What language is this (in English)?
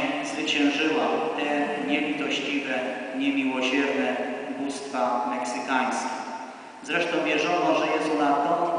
Polish